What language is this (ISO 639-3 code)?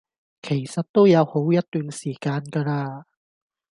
yue